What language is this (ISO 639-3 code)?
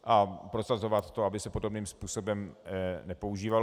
ces